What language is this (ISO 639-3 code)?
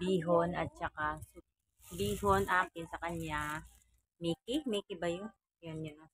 fil